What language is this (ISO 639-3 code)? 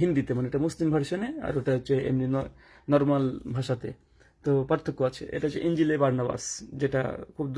tur